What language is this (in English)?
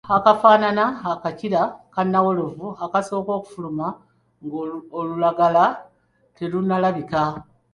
Ganda